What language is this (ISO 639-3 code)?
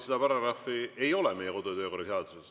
est